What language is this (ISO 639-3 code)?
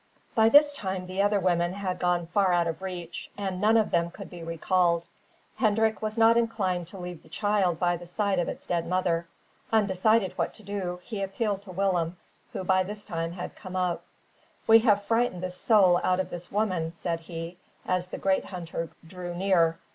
eng